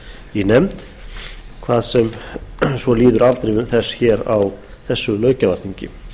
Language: Icelandic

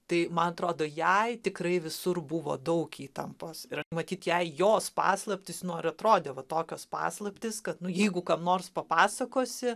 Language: Lithuanian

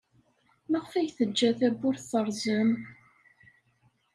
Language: Kabyle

